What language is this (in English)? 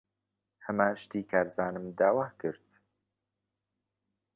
Central Kurdish